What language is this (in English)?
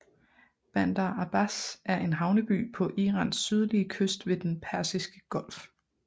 Danish